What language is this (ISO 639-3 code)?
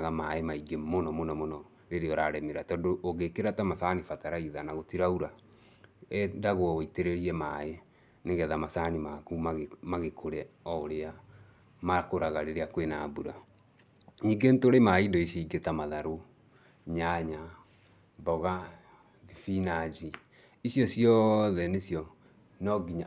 kik